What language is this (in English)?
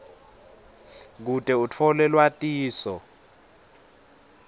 Swati